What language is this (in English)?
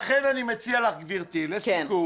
Hebrew